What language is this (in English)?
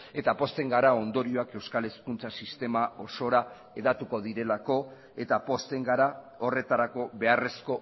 Basque